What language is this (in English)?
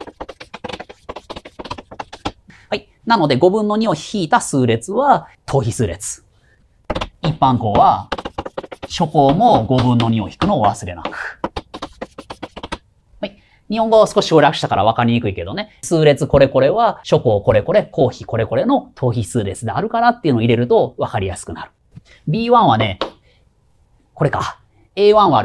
Japanese